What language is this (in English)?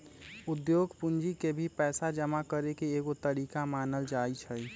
Magahi